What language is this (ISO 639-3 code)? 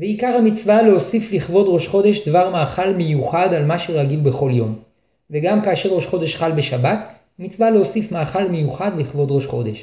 heb